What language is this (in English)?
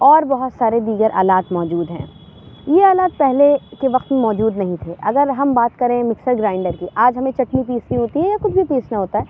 Urdu